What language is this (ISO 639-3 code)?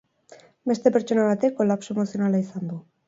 eus